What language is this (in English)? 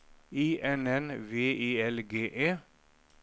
Norwegian